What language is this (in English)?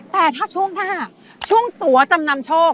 Thai